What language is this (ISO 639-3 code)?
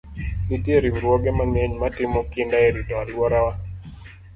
luo